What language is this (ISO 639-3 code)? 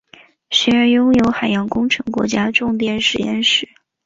zho